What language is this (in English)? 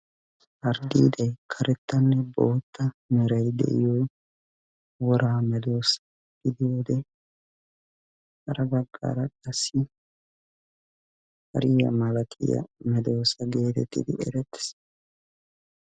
Wolaytta